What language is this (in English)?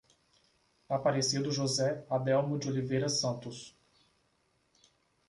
Portuguese